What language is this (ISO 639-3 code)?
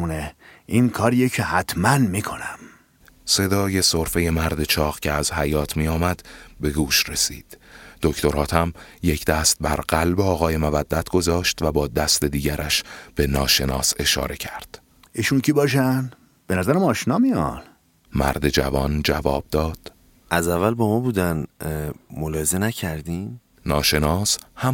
fas